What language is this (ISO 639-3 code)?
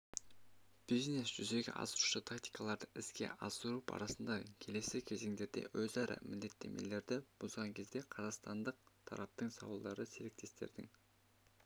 kaz